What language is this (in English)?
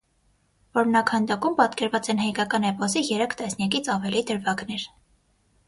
Armenian